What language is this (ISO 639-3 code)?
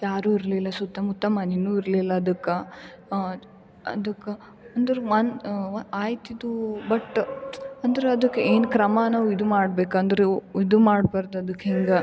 kan